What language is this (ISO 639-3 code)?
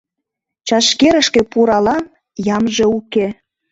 chm